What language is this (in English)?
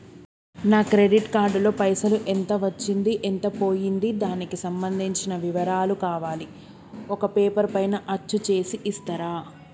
Telugu